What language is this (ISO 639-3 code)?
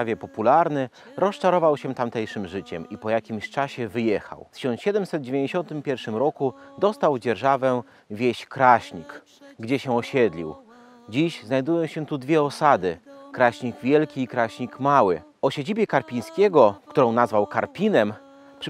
pol